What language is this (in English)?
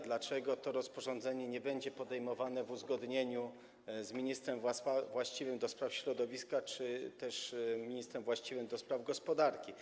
Polish